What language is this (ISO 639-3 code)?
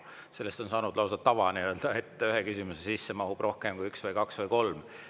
est